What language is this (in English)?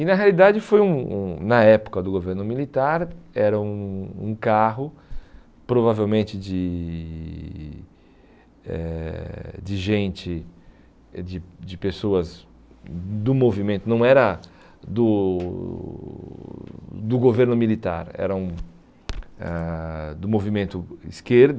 Portuguese